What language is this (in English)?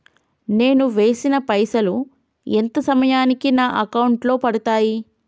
Telugu